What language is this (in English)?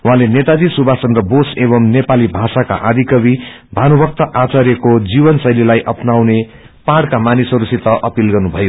Nepali